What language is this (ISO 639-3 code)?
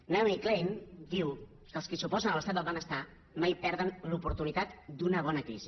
cat